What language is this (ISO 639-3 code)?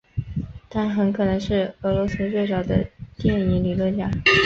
zho